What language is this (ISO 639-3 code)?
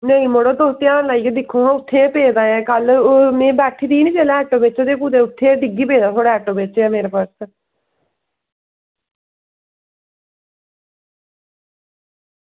doi